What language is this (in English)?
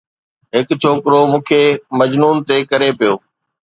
Sindhi